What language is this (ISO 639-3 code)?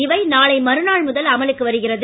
tam